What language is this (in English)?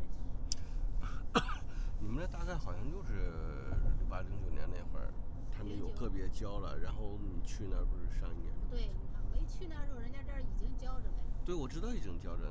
Chinese